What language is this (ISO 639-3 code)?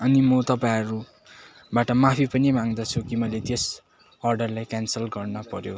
nep